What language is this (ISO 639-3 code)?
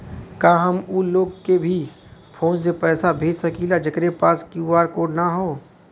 bho